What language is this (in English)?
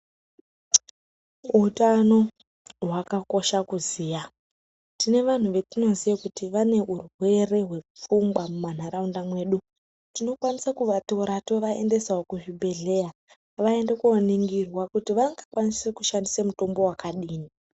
Ndau